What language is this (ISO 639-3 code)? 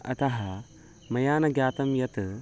san